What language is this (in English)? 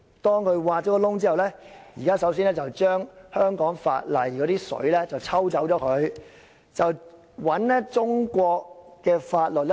Cantonese